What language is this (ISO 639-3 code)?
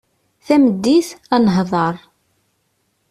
kab